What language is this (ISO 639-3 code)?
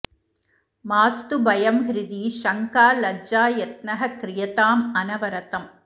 san